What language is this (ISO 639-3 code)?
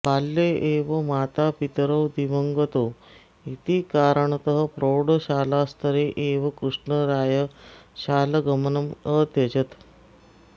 san